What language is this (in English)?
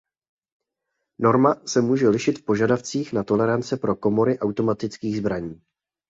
Czech